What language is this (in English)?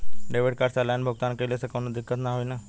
Bhojpuri